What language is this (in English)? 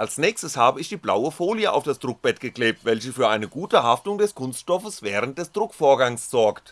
German